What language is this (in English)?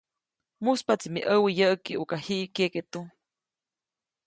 Copainalá Zoque